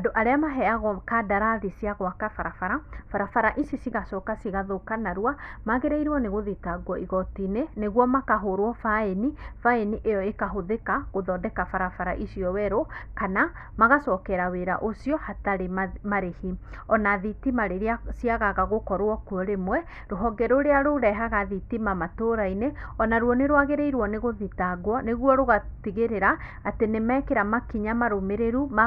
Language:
Kikuyu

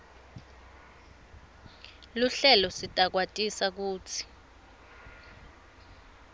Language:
Swati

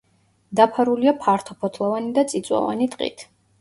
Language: Georgian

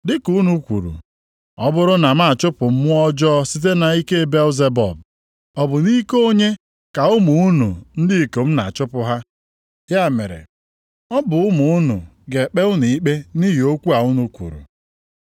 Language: Igbo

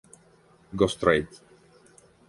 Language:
Italian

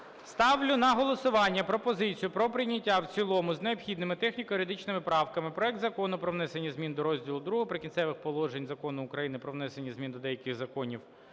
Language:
Ukrainian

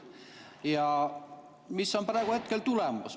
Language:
Estonian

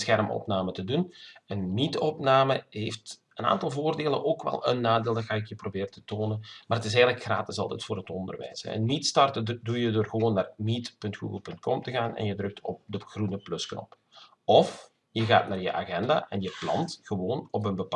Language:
Dutch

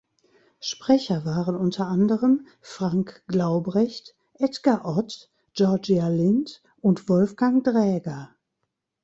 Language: German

